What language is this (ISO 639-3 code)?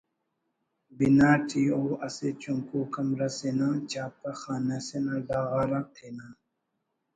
brh